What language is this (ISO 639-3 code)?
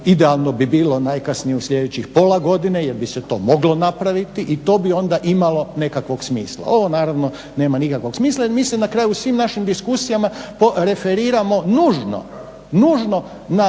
hrv